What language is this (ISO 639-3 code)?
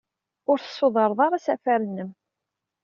kab